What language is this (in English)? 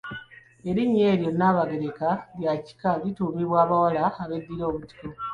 Ganda